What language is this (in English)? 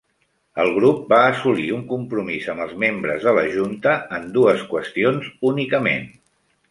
Catalan